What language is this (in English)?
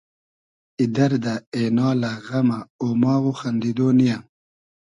Hazaragi